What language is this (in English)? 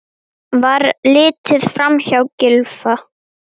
Icelandic